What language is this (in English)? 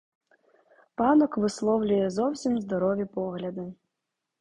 Ukrainian